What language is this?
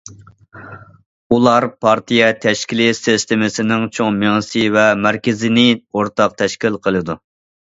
Uyghur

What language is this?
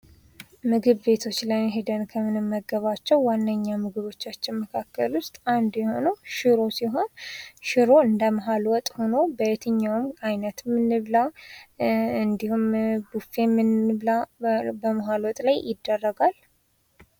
Amharic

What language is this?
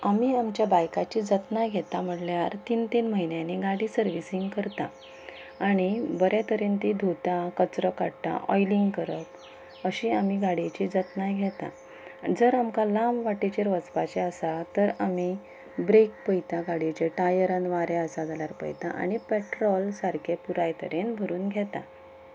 Konkani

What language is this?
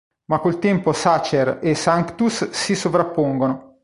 Italian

